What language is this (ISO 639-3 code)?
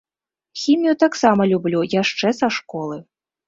bel